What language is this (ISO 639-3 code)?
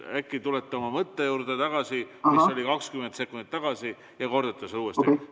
est